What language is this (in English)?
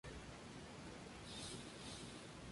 Spanish